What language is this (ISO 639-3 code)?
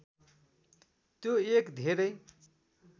nep